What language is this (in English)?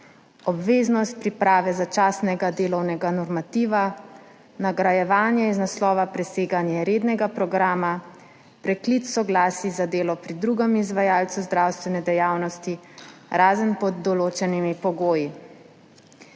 Slovenian